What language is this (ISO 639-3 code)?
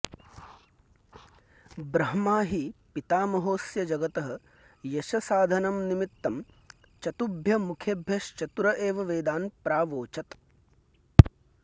san